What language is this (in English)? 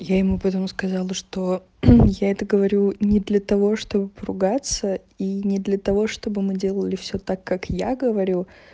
Russian